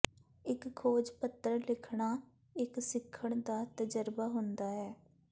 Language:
Punjabi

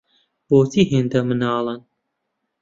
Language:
Central Kurdish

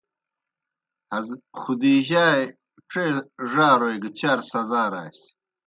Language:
Kohistani Shina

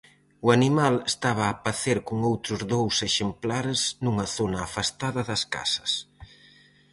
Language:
Galician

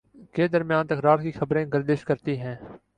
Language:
Urdu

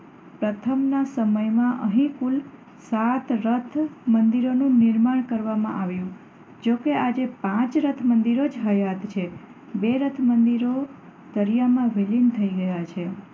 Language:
Gujarati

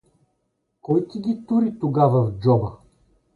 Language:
Bulgarian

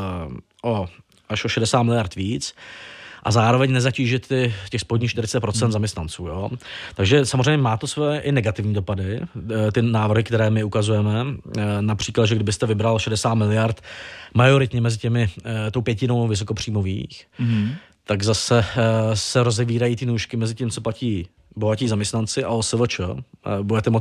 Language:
Czech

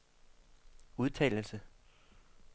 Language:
Danish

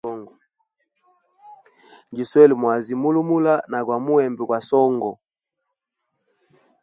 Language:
Hemba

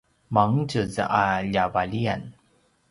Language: Paiwan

